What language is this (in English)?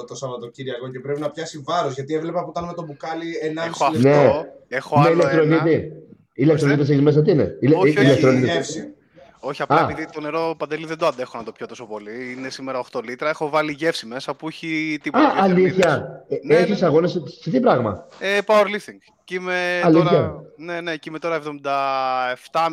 Greek